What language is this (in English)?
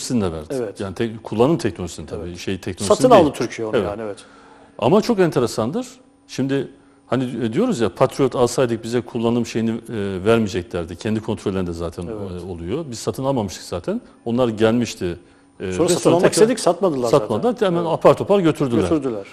Turkish